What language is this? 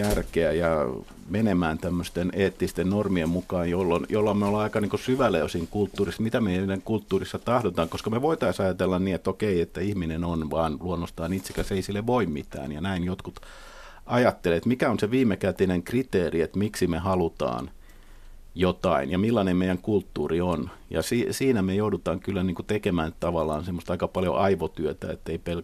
Finnish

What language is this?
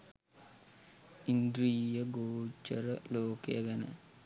Sinhala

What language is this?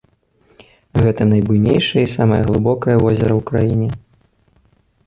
Belarusian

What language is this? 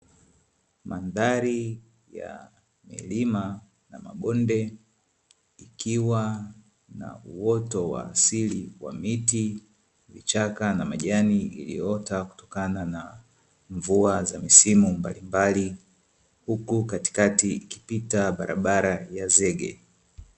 Swahili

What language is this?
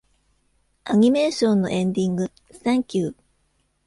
Japanese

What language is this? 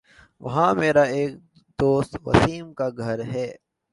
Urdu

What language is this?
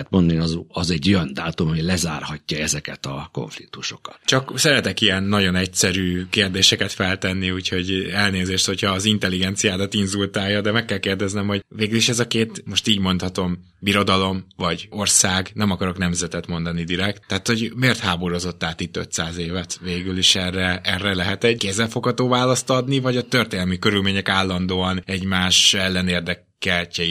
Hungarian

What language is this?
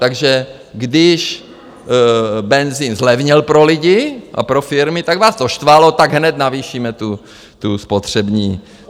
Czech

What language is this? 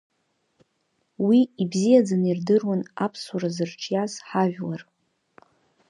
Abkhazian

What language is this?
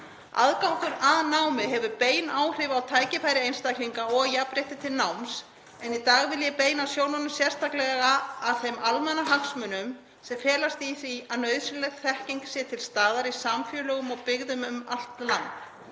Icelandic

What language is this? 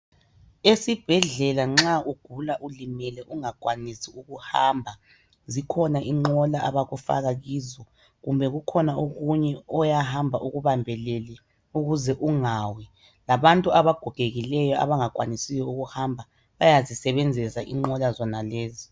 North Ndebele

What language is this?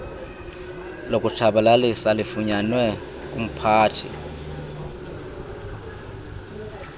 Xhosa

